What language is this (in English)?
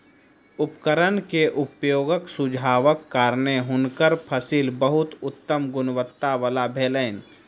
Maithili